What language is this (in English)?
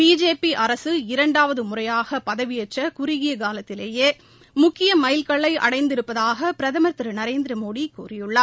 Tamil